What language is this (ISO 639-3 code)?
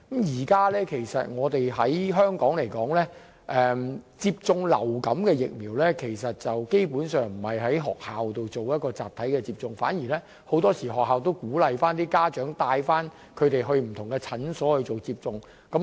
yue